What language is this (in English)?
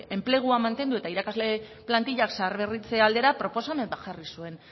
Basque